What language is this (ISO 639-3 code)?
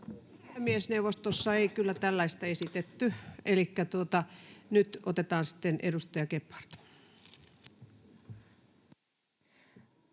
fin